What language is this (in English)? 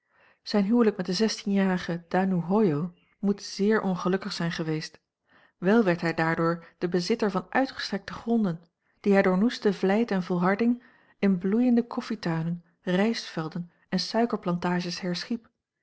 Dutch